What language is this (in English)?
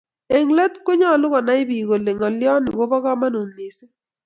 Kalenjin